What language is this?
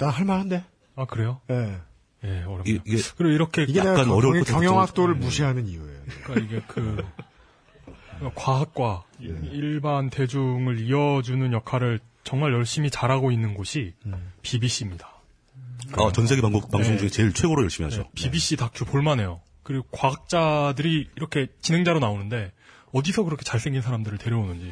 Korean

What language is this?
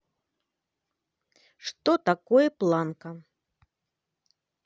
Russian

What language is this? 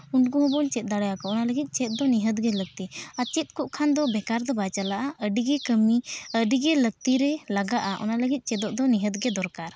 Santali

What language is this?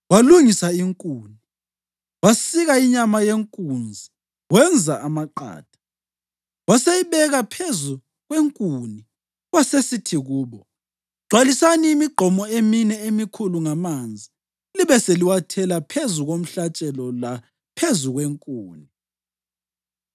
North Ndebele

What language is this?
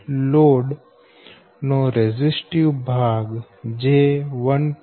Gujarati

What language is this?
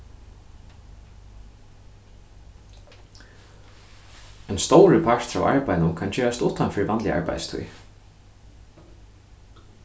Faroese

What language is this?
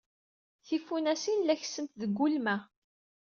Kabyle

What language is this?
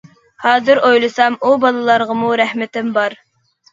Uyghur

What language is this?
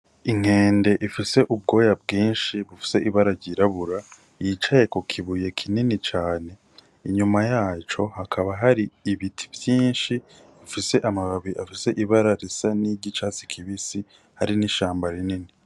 Rundi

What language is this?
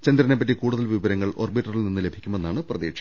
Malayalam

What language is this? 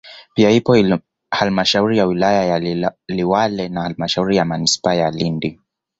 Swahili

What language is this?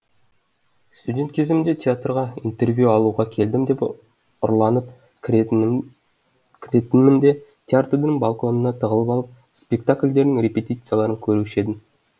Kazakh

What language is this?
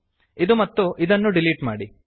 Kannada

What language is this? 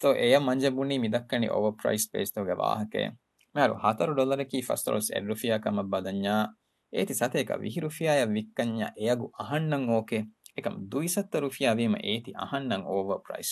Urdu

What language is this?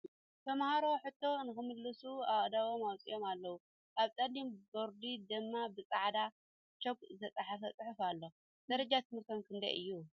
Tigrinya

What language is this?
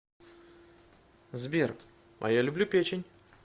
Russian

